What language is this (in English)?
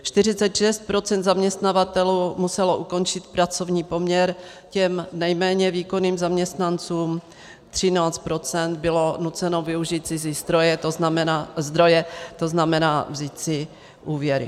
Czech